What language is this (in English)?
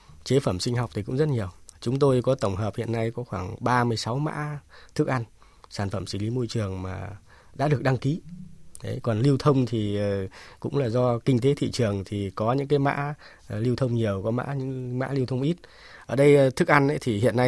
Vietnamese